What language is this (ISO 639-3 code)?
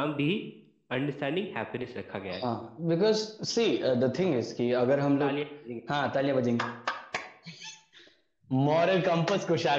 hin